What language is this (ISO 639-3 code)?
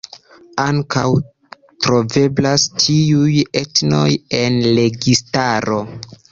epo